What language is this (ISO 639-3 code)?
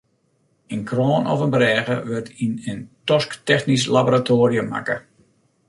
fry